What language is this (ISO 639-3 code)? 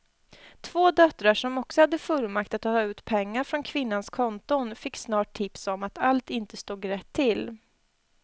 swe